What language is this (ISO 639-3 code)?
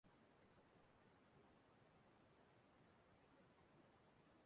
ibo